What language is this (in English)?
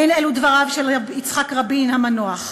Hebrew